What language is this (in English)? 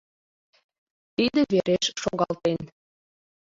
Mari